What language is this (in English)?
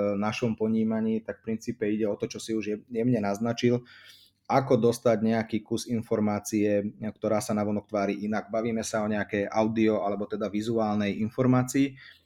Slovak